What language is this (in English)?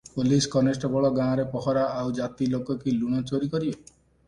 Odia